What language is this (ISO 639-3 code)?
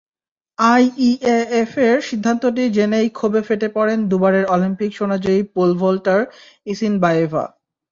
ben